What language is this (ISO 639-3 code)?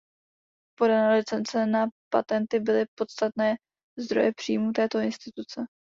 ces